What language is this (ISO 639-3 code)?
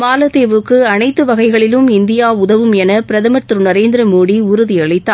tam